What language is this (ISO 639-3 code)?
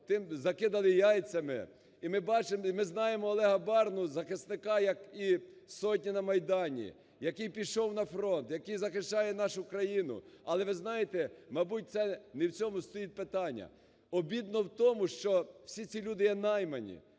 ukr